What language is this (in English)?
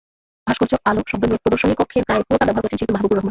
Bangla